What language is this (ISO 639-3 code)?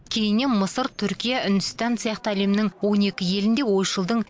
kaz